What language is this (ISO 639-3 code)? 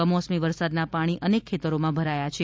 guj